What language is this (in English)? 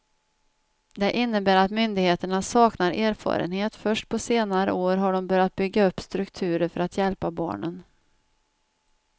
Swedish